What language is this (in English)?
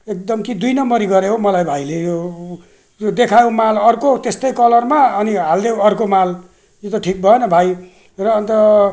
Nepali